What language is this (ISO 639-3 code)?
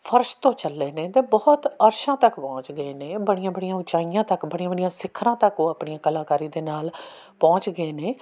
pan